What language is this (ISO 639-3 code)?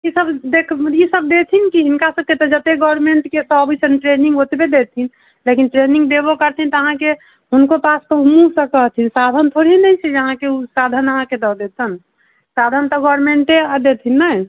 mai